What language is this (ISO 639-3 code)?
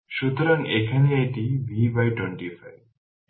ben